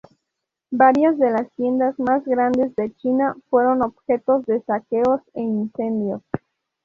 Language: Spanish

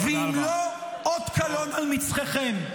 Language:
Hebrew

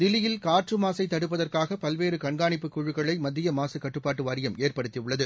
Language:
Tamil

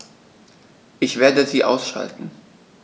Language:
German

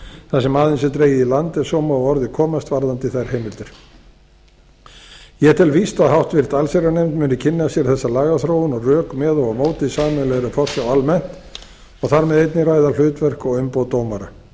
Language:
Icelandic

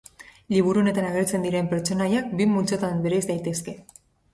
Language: Basque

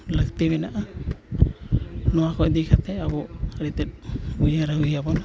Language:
Santali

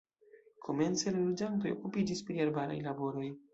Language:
Esperanto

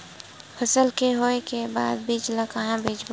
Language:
Chhattisgarhi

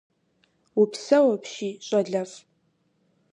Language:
Kabardian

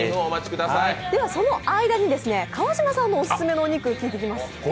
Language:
Japanese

